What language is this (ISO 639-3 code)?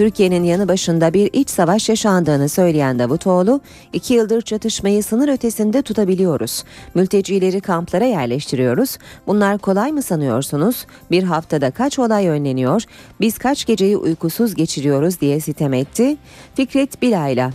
tur